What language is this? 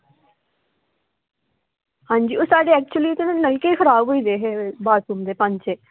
Dogri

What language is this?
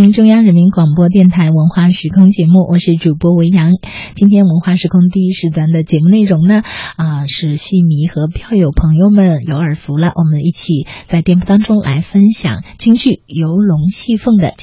Chinese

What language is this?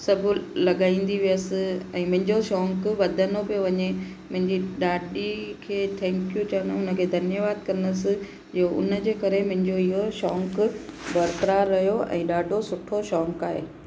Sindhi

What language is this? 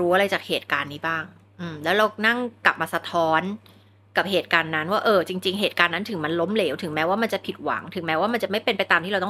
Thai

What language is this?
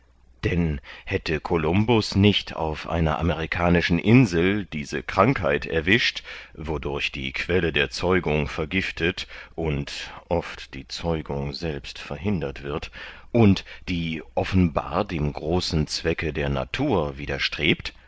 German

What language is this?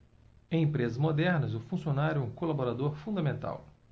Portuguese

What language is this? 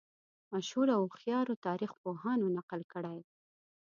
Pashto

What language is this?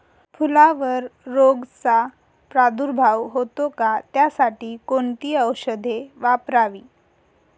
Marathi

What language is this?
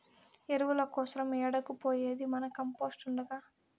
Telugu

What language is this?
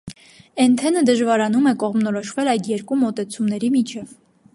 Armenian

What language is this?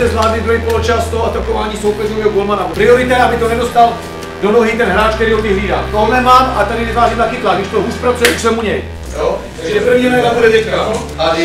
Czech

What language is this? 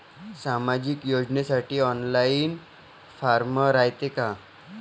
Marathi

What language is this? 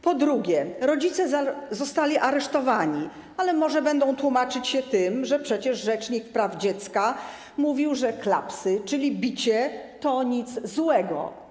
Polish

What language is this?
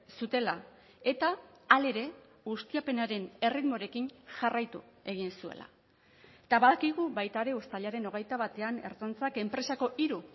Basque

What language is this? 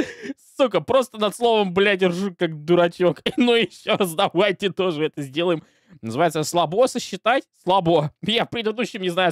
Russian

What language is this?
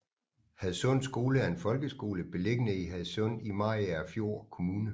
Danish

